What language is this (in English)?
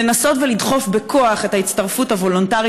Hebrew